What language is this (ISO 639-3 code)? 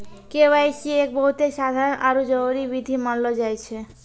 mai